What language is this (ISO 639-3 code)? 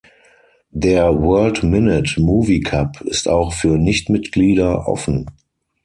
deu